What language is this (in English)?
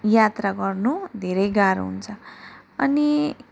Nepali